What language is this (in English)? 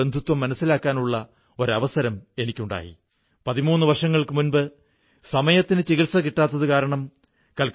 Malayalam